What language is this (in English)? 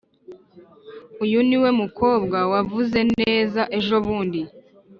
Kinyarwanda